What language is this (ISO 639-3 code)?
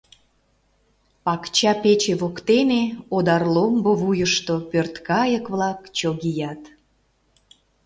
chm